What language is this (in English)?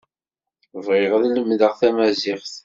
Kabyle